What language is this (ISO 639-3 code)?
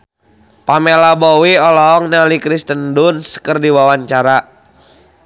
sun